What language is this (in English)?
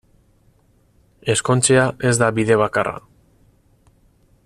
Basque